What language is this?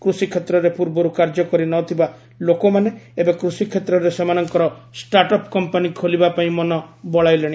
Odia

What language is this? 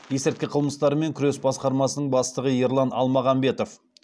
Kazakh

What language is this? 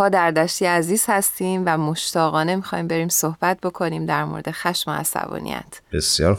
Persian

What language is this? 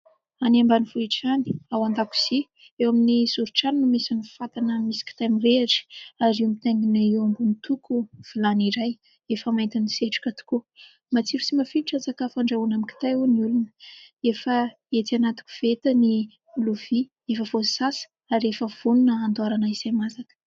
Malagasy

